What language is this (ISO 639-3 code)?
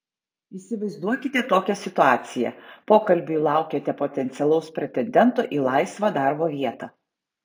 lit